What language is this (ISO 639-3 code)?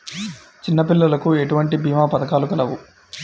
tel